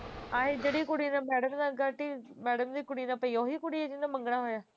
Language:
Punjabi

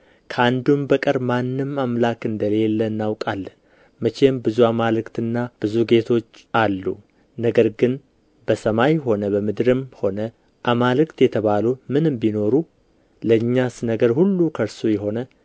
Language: Amharic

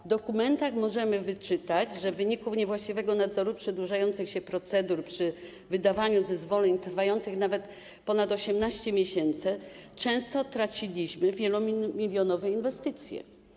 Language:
Polish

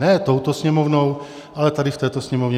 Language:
Czech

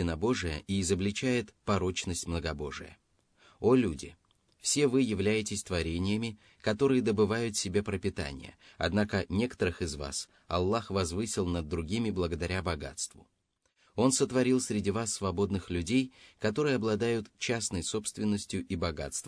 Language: Russian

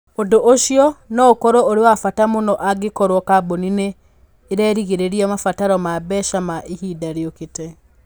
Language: Kikuyu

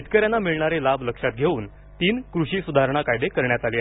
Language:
Marathi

